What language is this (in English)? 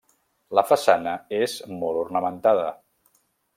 Catalan